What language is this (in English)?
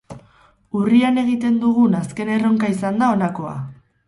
Basque